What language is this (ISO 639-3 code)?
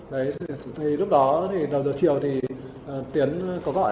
vie